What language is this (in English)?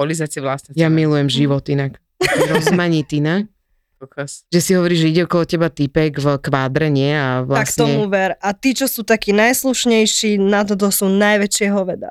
Slovak